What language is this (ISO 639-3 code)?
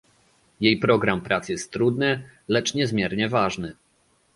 pol